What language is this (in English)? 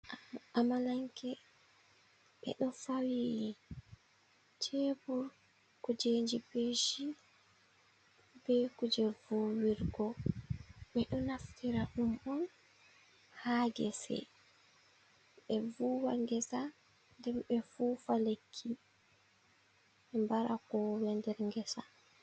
Fula